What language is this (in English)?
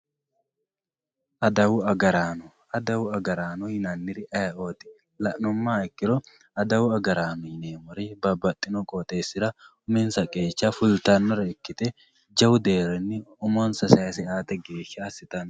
Sidamo